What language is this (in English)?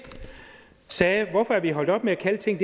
Danish